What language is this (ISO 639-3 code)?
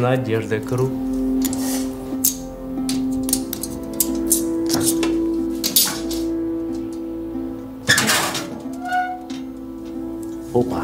rus